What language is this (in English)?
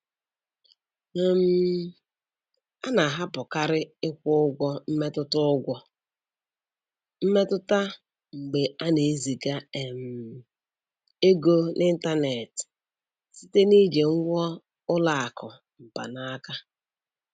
Igbo